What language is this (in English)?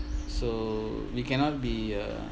English